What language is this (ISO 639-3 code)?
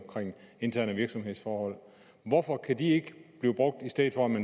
dan